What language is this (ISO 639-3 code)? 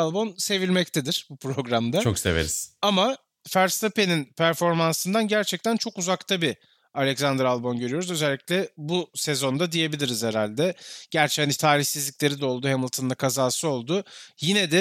tur